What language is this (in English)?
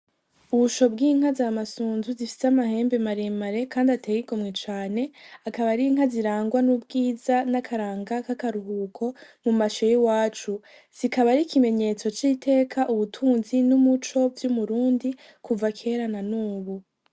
Rundi